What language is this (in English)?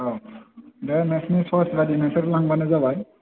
Bodo